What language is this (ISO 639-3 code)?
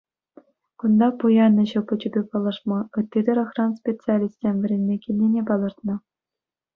chv